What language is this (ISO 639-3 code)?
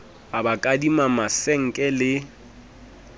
sot